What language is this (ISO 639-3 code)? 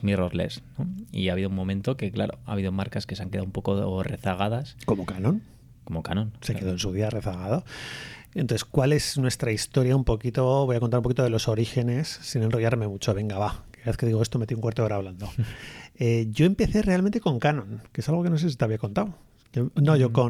spa